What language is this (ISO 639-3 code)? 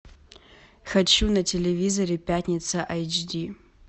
rus